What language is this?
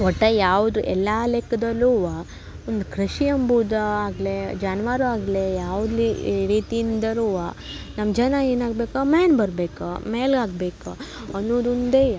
Kannada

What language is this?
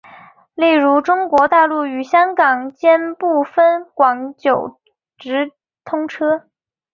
Chinese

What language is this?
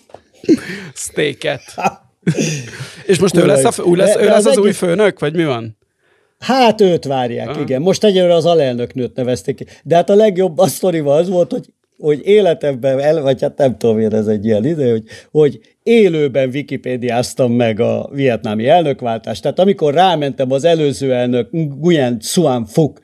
Hungarian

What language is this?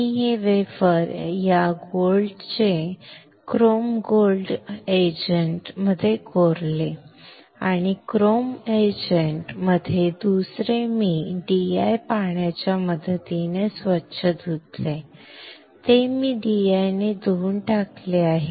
Marathi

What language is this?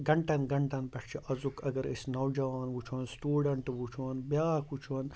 Kashmiri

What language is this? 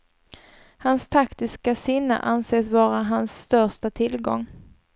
Swedish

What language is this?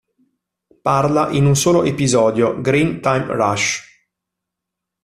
Italian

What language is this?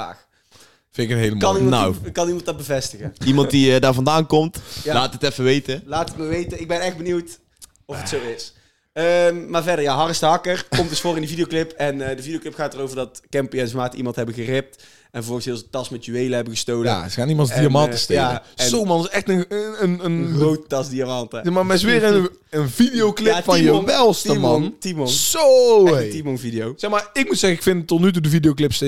Dutch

